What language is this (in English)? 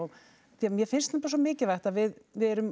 Icelandic